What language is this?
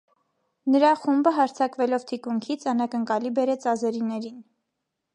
Armenian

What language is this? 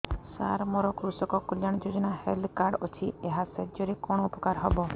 Odia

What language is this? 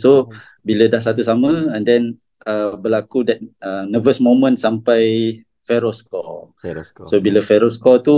Malay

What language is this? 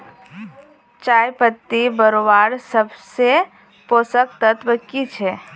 Magahi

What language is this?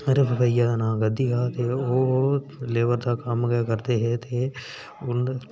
Dogri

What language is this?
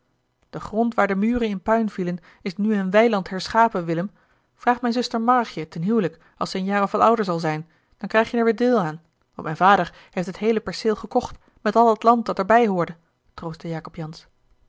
Dutch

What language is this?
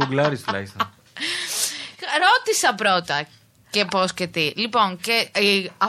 Greek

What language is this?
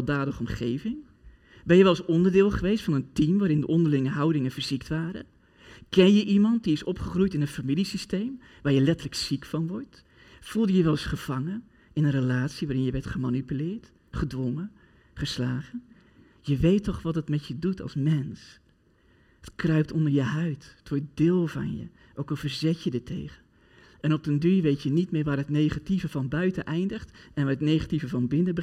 Dutch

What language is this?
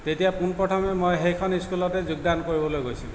Assamese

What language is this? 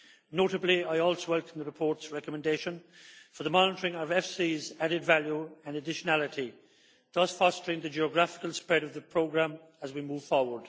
English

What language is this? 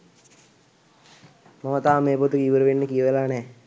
Sinhala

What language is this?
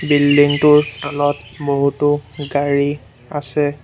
Assamese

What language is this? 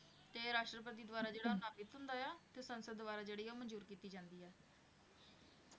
Punjabi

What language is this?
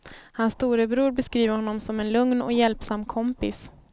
Swedish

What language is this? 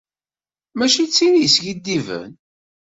Kabyle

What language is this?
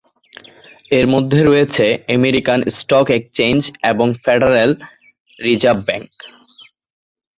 Bangla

